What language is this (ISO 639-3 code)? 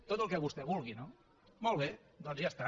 cat